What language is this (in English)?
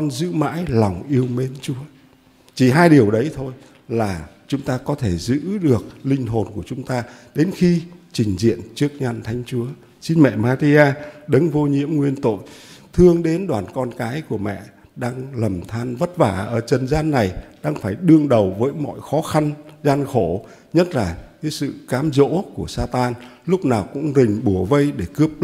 Vietnamese